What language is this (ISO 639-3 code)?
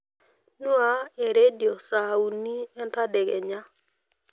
mas